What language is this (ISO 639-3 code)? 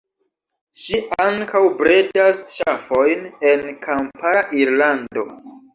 epo